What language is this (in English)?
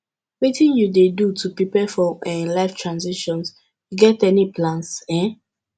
Nigerian Pidgin